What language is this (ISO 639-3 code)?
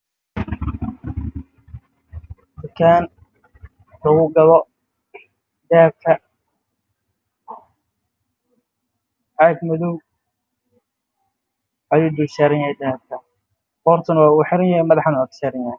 som